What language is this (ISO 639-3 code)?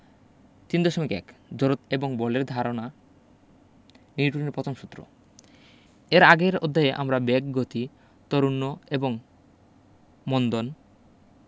ben